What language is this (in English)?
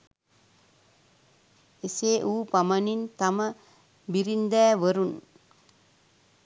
Sinhala